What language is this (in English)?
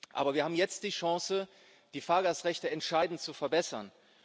German